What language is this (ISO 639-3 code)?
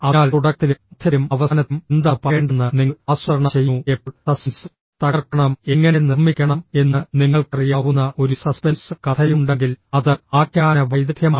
mal